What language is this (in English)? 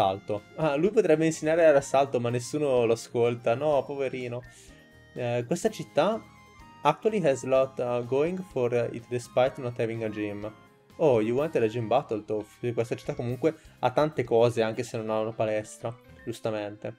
Italian